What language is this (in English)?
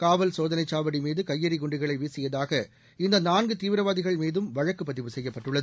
Tamil